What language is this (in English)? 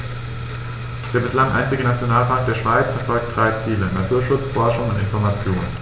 German